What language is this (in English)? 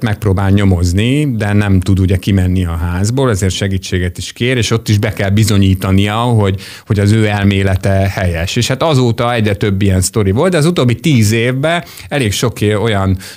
Hungarian